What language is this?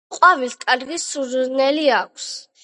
Georgian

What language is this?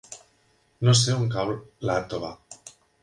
Catalan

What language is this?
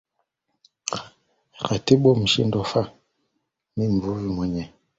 Swahili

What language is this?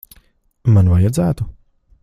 Latvian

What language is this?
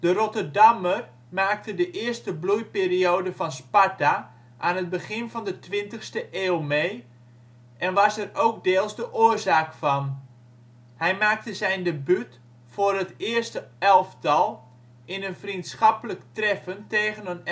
Dutch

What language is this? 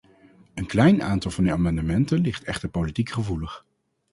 Dutch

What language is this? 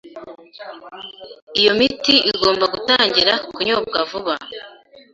Kinyarwanda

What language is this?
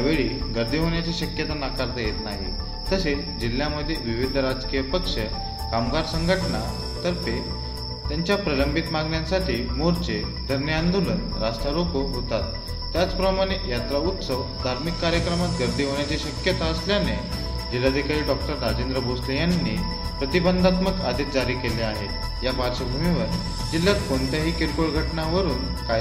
Marathi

